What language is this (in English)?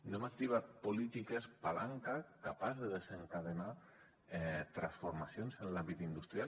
Catalan